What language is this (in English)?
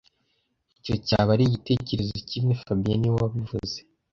Kinyarwanda